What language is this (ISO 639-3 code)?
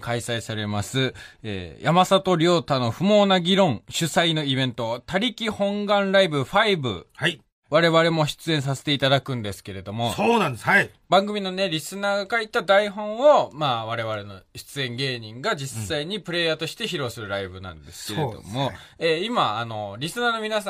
jpn